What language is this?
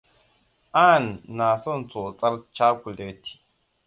Hausa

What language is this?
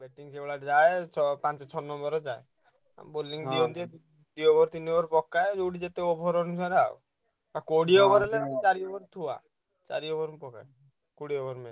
Odia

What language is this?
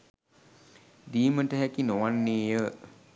Sinhala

